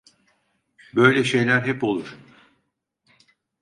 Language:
Turkish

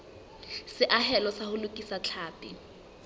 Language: Southern Sotho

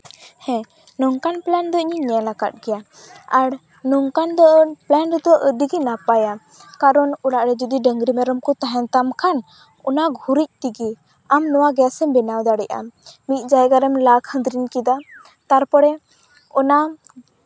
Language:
Santali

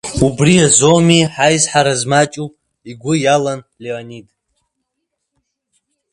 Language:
Abkhazian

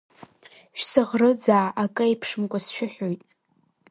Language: Abkhazian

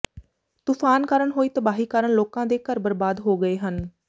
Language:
Punjabi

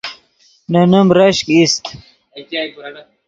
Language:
Yidgha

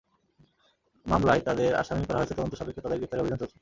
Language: Bangla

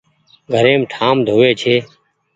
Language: Goaria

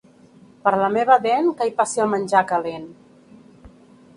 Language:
Catalan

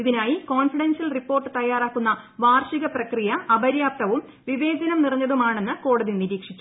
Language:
Malayalam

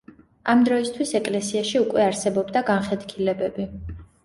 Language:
Georgian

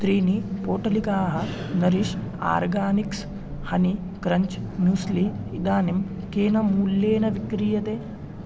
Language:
Sanskrit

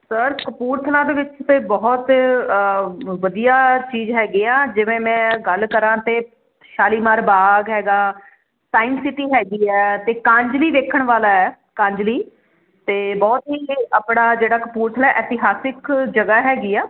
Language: Punjabi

